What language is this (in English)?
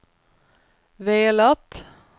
Swedish